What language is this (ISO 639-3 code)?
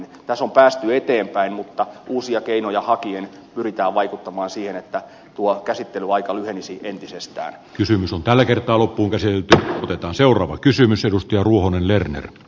fin